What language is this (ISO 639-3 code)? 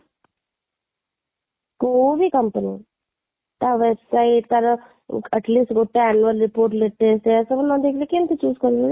ori